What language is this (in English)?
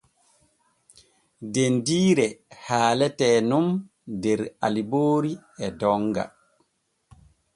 Borgu Fulfulde